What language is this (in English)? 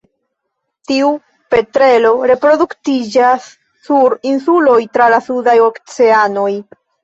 Esperanto